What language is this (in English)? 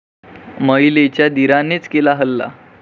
Marathi